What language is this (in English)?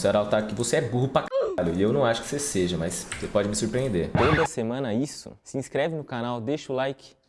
Portuguese